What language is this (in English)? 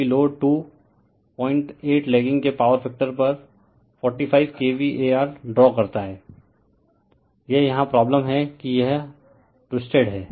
Hindi